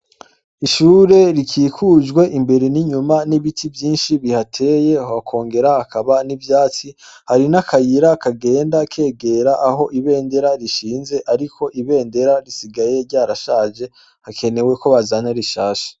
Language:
Rundi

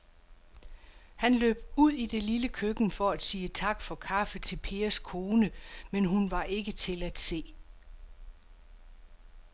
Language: Danish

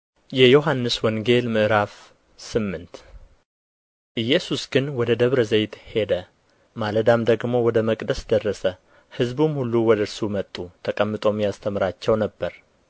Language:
Amharic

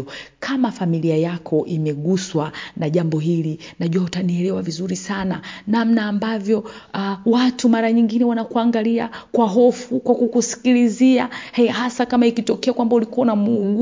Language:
Swahili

